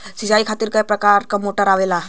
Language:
Bhojpuri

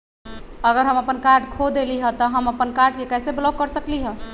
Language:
Magahi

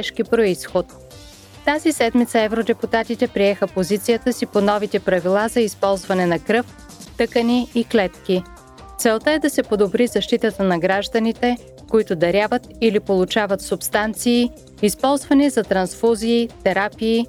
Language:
Bulgarian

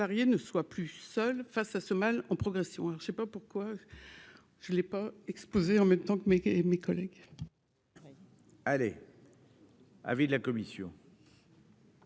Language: French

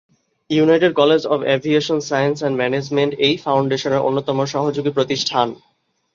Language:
Bangla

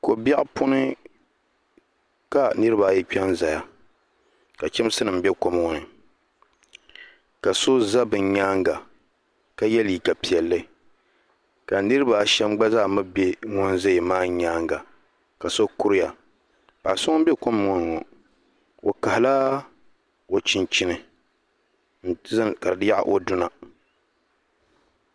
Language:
Dagbani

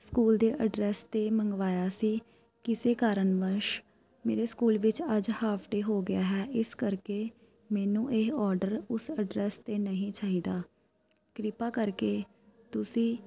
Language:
Punjabi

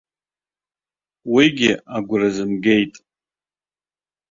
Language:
Abkhazian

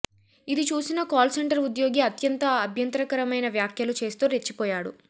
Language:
Telugu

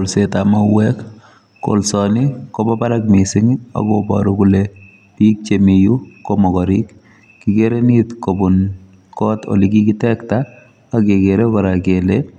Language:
Kalenjin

